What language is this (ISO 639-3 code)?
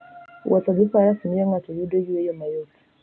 luo